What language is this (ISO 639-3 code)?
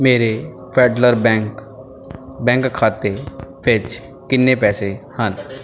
pan